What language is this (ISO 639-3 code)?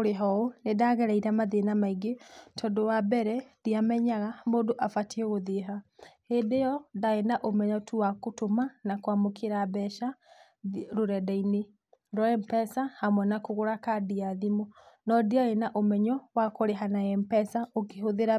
kik